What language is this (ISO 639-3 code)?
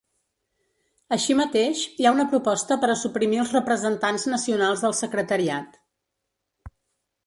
cat